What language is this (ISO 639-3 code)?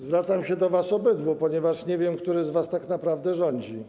pol